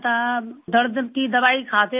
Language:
Urdu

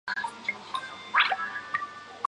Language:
Chinese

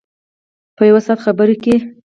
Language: Pashto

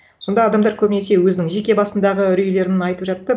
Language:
Kazakh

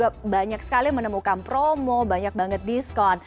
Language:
Indonesian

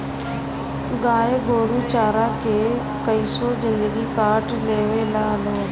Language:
Bhojpuri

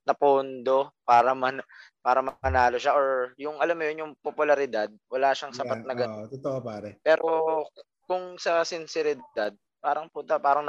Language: Filipino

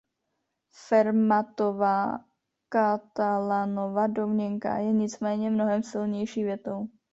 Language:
Czech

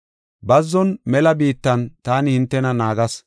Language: Gofa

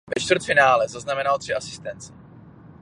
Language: Czech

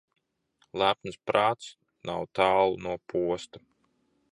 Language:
Latvian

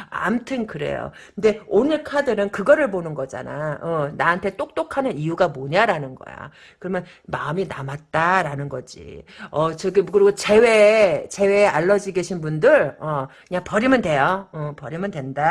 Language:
Korean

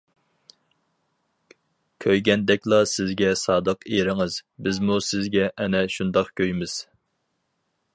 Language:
Uyghur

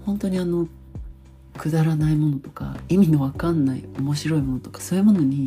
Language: Japanese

